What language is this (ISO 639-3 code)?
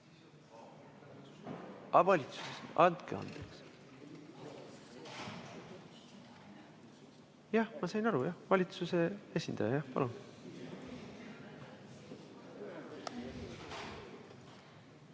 est